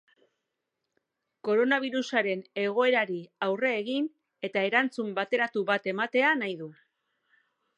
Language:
Basque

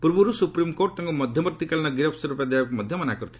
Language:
Odia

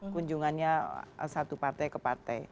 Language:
Indonesian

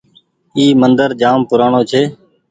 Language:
Goaria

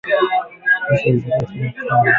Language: Swahili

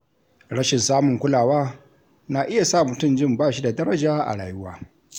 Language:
Hausa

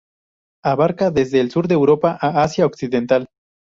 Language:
Spanish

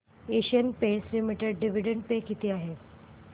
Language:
Marathi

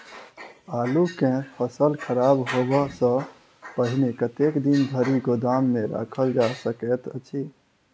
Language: Maithili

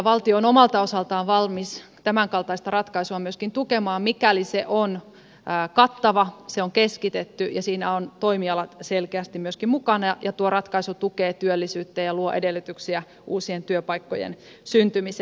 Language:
Finnish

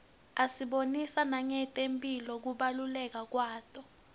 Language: Swati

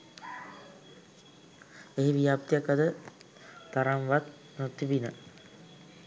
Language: Sinhala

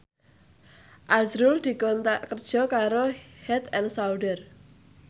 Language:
Javanese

